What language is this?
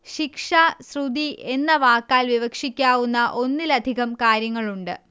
Malayalam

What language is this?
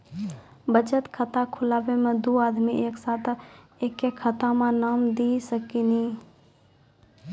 Maithili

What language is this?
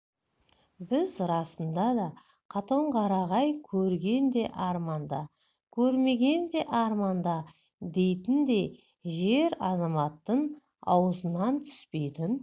Kazakh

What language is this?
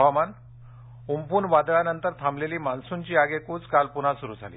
Marathi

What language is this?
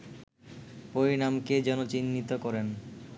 Bangla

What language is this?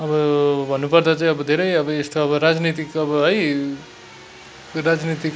Nepali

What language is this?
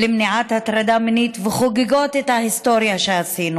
Hebrew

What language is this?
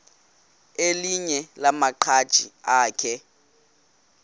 Xhosa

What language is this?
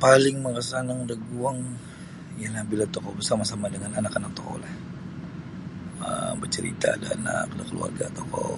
Sabah Bisaya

